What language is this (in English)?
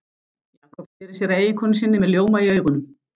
Icelandic